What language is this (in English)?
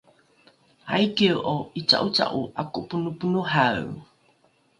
Rukai